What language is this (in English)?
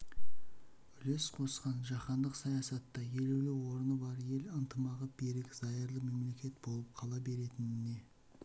Kazakh